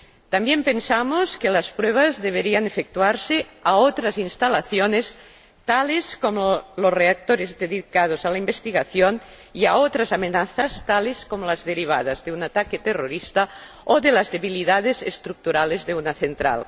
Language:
Spanish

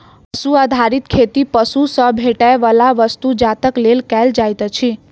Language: Maithili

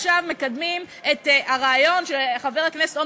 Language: Hebrew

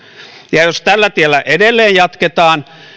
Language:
Finnish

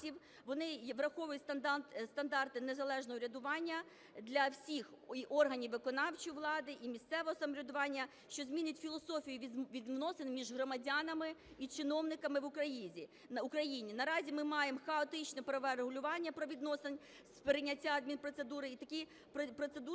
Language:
Ukrainian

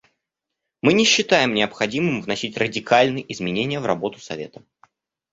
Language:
Russian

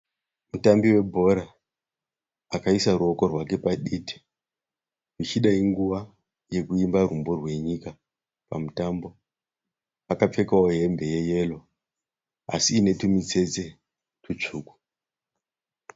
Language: Shona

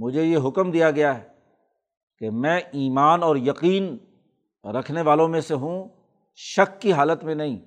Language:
Urdu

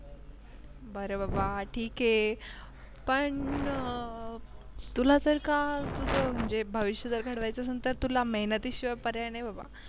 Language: Marathi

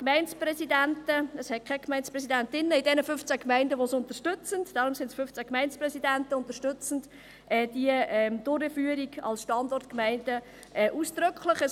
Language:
Swiss German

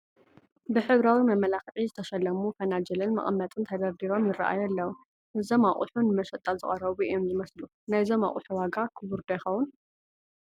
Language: Tigrinya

